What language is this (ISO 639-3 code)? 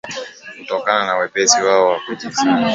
swa